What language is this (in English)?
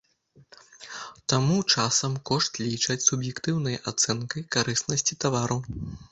Belarusian